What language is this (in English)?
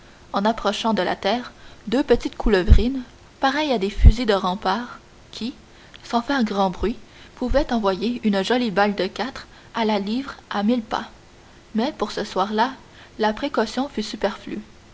French